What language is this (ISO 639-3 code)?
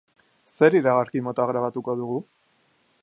eus